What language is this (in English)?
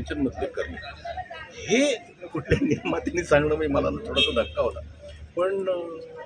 Marathi